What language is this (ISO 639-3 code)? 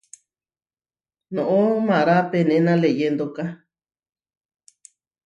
var